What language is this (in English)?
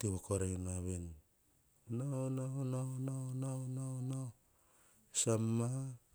Hahon